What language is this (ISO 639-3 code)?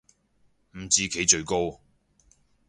yue